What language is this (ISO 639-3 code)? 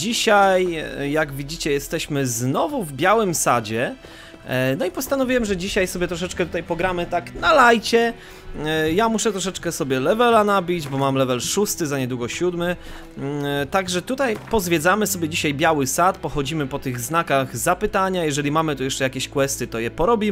pol